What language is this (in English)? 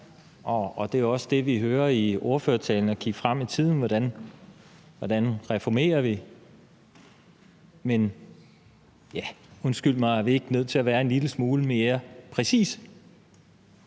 Danish